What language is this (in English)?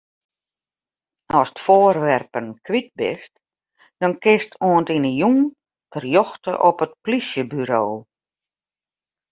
Western Frisian